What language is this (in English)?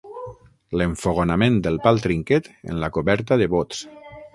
Catalan